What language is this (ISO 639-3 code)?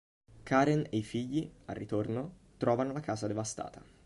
ita